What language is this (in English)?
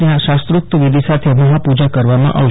Gujarati